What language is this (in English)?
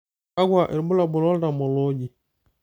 Masai